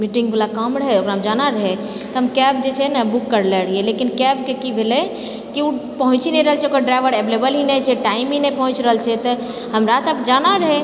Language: Maithili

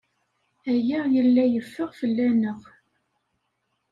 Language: Kabyle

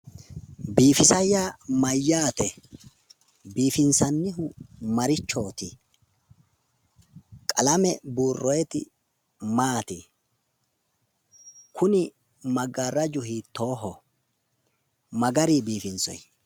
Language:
Sidamo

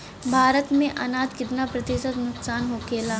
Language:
Bhojpuri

